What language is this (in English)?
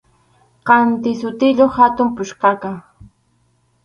Arequipa-La Unión Quechua